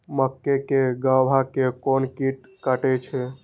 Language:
Maithili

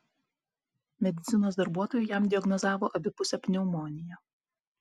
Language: Lithuanian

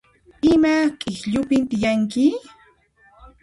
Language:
Puno Quechua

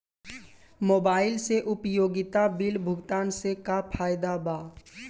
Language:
Bhojpuri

